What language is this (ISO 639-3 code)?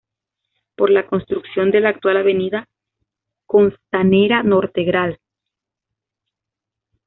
spa